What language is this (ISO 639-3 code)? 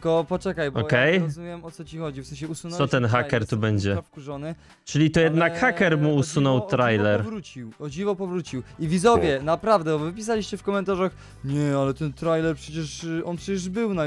pol